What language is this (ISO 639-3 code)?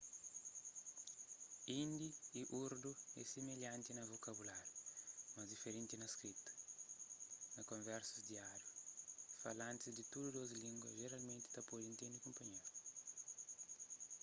kea